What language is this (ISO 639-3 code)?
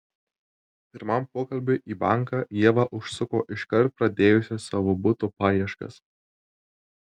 lit